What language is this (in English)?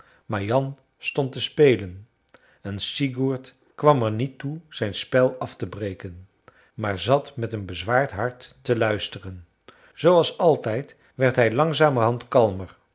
Dutch